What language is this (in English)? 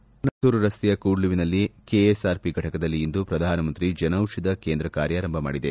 Kannada